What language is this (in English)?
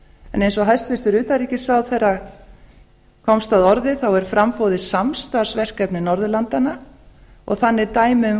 Icelandic